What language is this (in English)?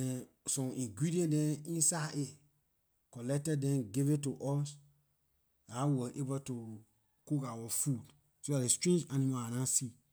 Liberian English